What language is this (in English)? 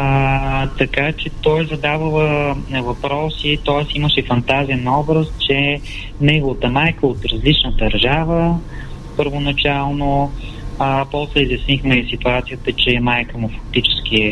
Bulgarian